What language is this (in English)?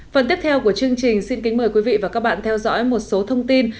Vietnamese